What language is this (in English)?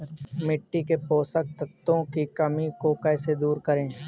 Hindi